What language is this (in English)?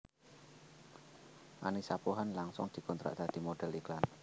Javanese